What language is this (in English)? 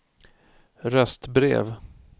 Swedish